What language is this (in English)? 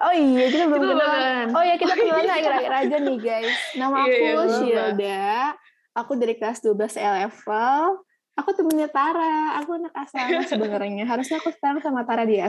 Indonesian